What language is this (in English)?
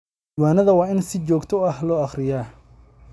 Somali